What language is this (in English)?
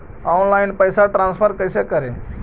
Magahi